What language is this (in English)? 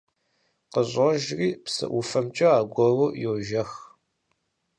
Kabardian